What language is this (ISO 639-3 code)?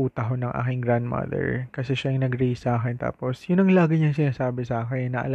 fil